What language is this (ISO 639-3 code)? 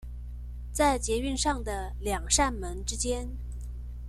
zho